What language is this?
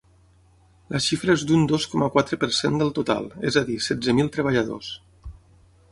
Catalan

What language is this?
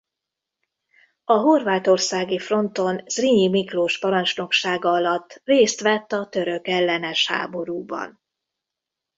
Hungarian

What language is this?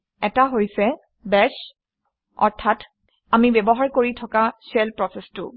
Assamese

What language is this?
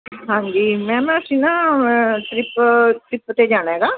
Punjabi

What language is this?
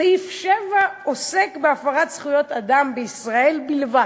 Hebrew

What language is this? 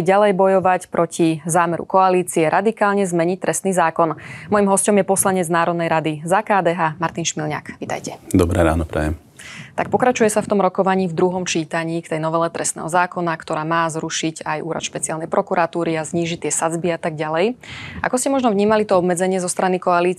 Slovak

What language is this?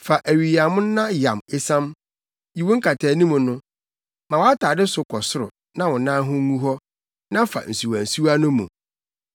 Akan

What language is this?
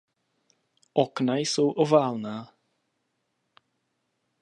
Czech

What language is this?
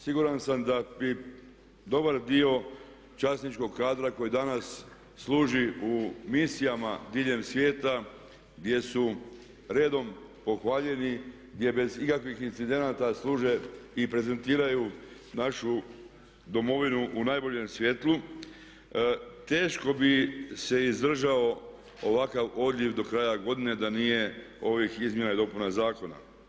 Croatian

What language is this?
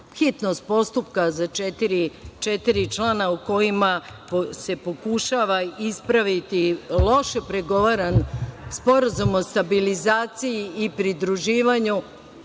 Serbian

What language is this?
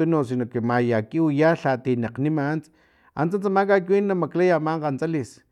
Filomena Mata-Coahuitlán Totonac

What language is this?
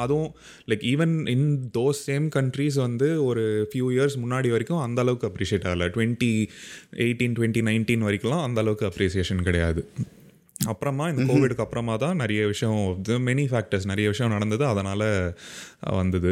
Tamil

